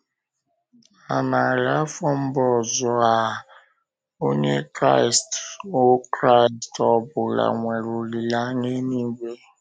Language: Igbo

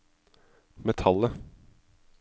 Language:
Norwegian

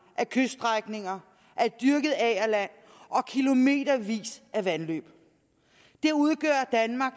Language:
Danish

